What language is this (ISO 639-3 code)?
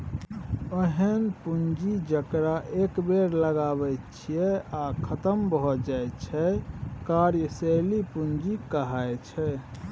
mai